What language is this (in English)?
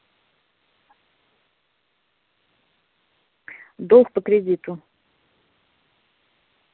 Russian